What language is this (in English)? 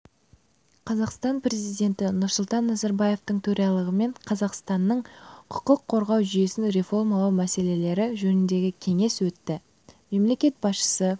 Kazakh